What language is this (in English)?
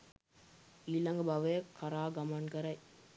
Sinhala